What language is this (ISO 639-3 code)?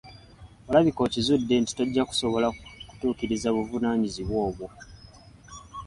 lug